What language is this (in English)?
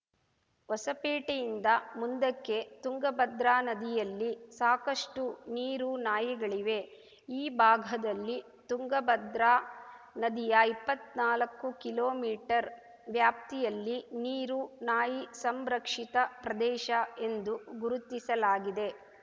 Kannada